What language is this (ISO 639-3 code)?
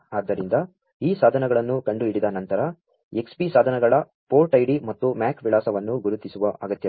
kan